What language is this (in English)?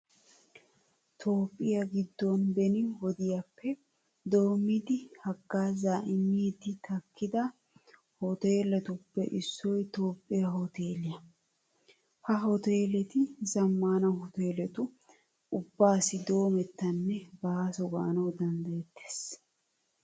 Wolaytta